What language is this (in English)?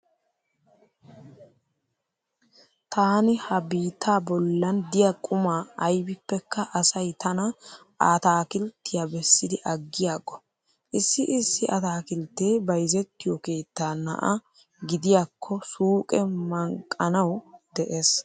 Wolaytta